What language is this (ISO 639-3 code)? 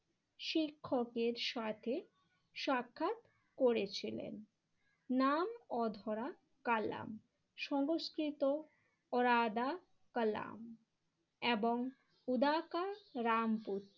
ben